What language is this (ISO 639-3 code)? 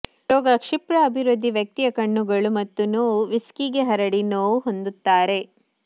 kan